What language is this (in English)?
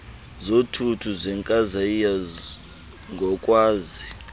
Xhosa